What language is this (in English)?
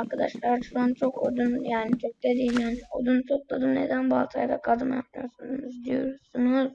Turkish